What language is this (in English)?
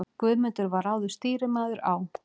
Icelandic